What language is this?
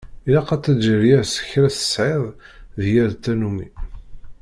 Kabyle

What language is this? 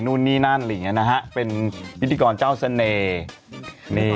Thai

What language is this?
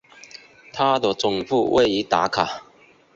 Chinese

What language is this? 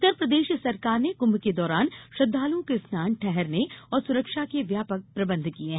Hindi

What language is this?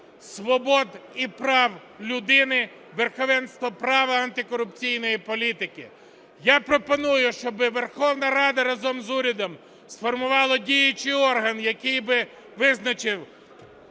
Ukrainian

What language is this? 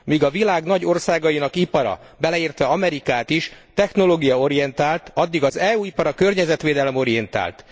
Hungarian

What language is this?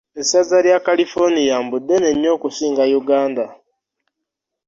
Ganda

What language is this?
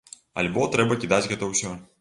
Belarusian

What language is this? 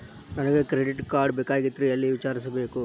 Kannada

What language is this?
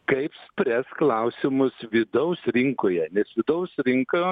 Lithuanian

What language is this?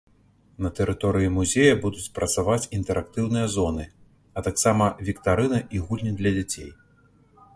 Belarusian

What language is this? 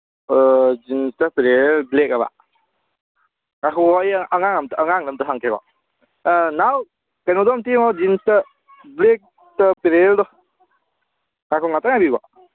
Manipuri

